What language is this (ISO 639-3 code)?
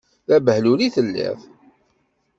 kab